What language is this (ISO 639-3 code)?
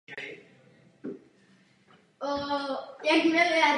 ces